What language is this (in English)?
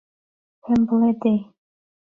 Central Kurdish